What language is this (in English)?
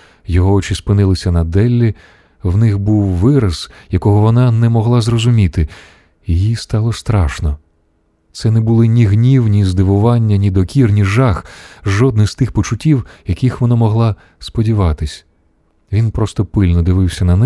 Ukrainian